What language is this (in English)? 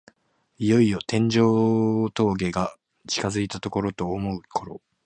Japanese